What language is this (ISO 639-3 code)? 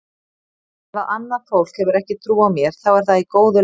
isl